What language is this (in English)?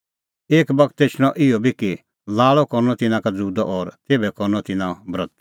Kullu Pahari